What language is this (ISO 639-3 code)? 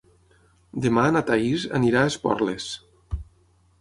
cat